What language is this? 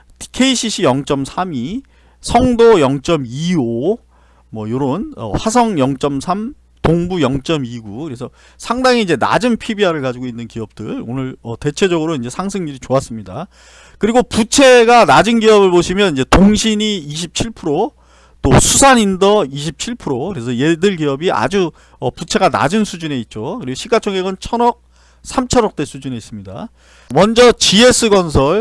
Korean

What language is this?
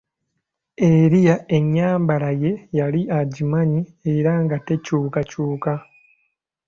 Ganda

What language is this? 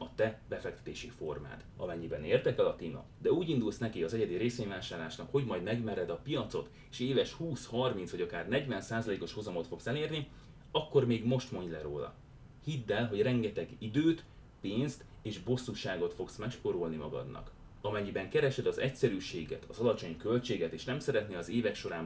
Hungarian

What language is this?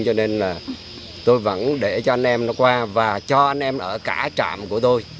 Vietnamese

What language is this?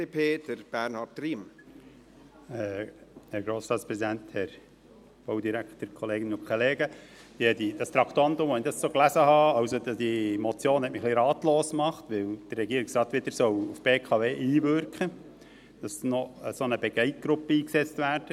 Swiss German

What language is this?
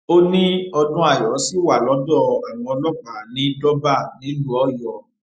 Yoruba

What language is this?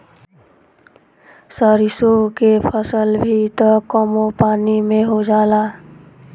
Bhojpuri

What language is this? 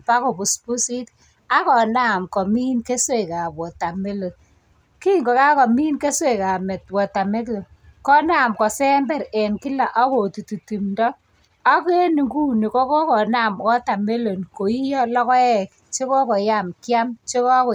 Kalenjin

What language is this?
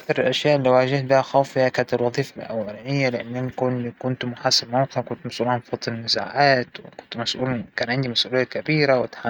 Hijazi Arabic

